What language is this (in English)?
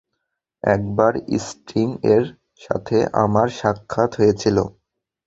Bangla